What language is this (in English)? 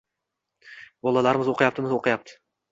Uzbek